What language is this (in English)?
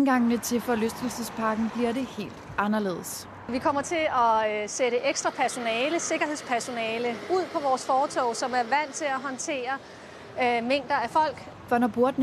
Danish